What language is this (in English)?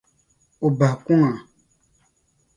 Dagbani